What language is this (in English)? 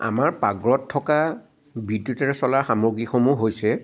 Assamese